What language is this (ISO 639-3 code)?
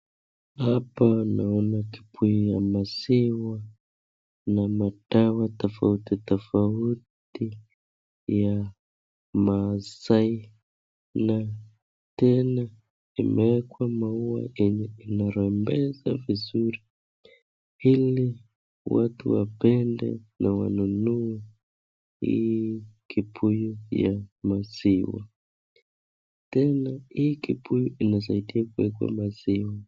swa